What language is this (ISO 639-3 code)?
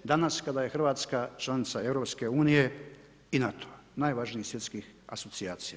hrv